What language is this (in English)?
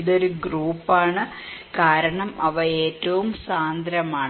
Malayalam